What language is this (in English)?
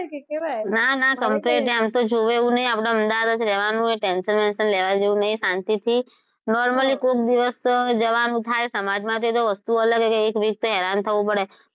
Gujarati